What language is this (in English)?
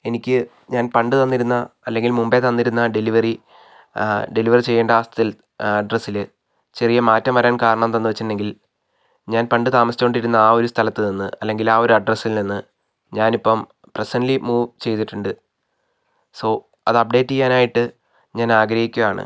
Malayalam